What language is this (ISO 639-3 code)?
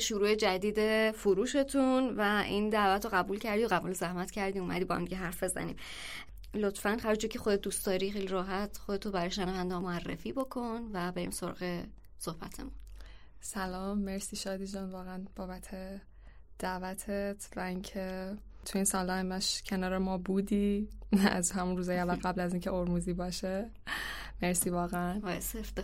fas